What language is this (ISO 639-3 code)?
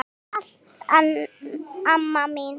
isl